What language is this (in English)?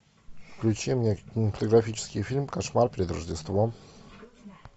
Russian